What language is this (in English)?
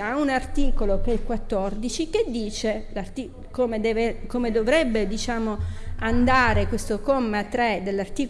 Italian